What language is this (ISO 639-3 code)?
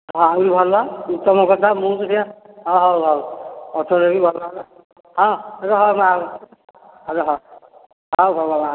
ori